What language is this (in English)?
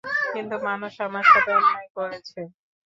Bangla